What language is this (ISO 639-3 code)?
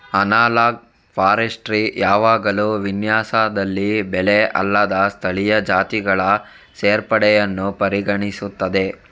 kan